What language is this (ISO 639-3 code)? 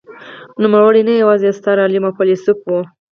pus